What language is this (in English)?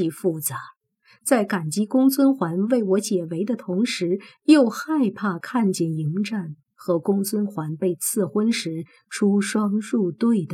Chinese